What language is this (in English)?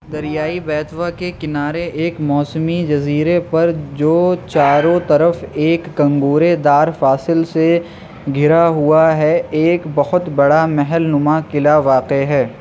Urdu